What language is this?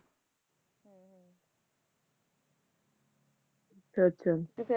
Punjabi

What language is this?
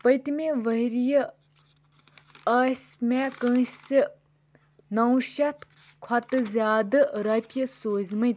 Kashmiri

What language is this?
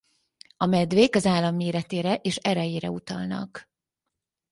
Hungarian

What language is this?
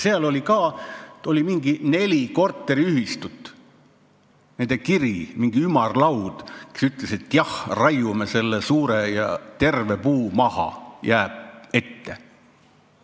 Estonian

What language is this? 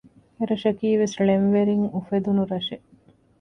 Divehi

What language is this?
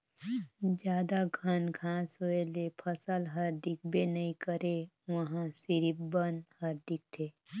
Chhattisgarhi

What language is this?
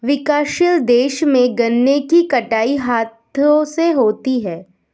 Hindi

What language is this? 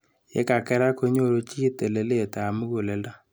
Kalenjin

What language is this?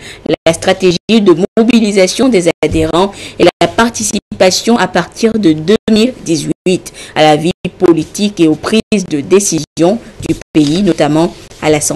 French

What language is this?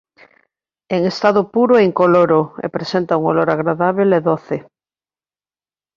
Galician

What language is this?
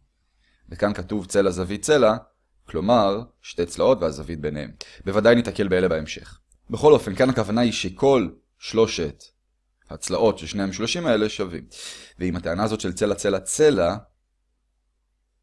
Hebrew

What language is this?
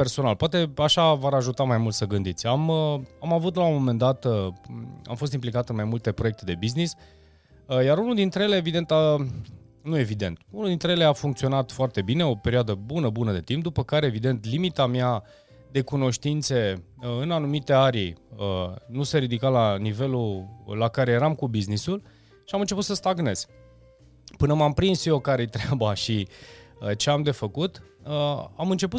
Romanian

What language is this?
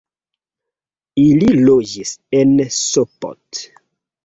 Esperanto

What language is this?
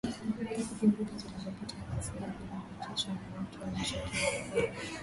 Swahili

